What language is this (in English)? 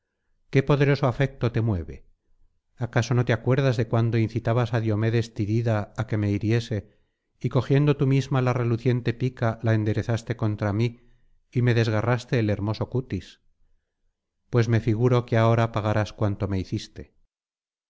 Spanish